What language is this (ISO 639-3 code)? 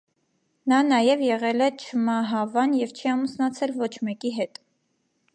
hye